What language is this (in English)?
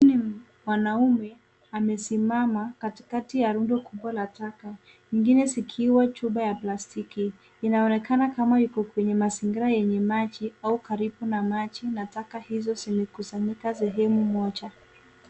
Swahili